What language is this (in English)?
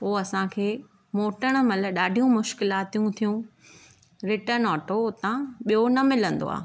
Sindhi